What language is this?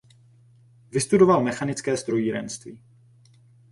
Czech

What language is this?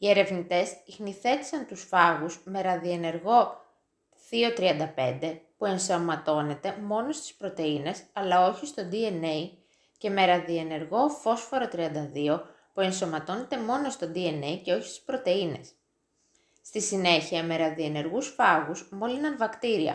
Greek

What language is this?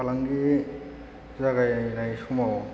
Bodo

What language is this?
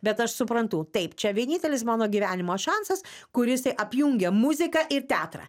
Lithuanian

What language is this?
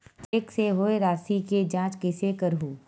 Chhattisgarhi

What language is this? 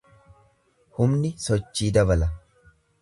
Oromo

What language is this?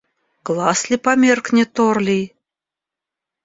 Russian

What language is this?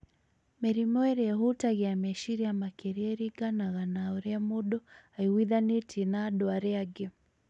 Kikuyu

